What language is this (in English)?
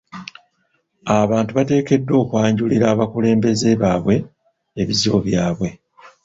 Ganda